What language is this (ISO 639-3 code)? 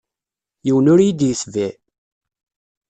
kab